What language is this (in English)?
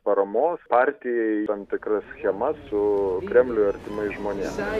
Lithuanian